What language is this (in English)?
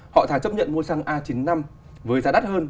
Vietnamese